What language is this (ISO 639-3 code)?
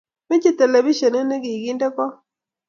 kln